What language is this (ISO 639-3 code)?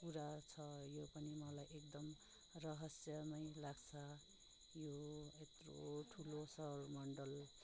nep